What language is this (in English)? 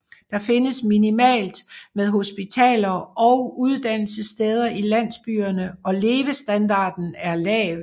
Danish